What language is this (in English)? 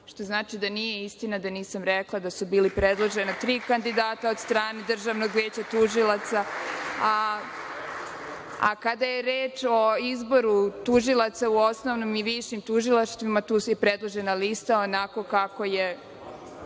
Serbian